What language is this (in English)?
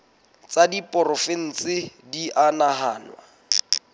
Southern Sotho